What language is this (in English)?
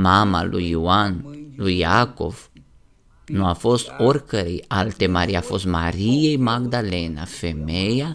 Romanian